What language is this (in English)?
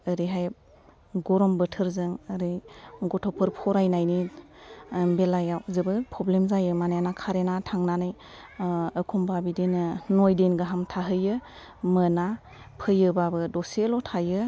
Bodo